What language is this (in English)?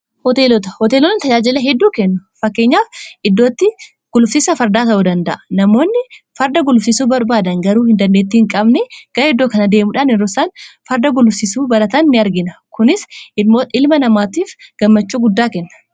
Oromo